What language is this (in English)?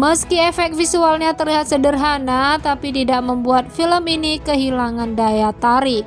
Indonesian